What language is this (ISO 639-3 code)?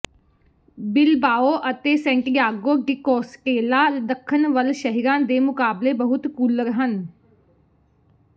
pan